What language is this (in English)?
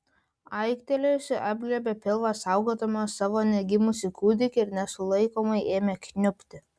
Lithuanian